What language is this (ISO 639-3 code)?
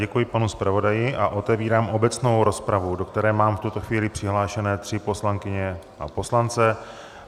ces